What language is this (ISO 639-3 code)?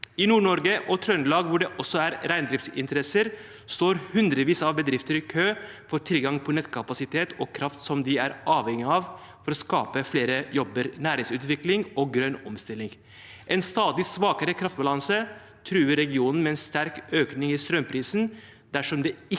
nor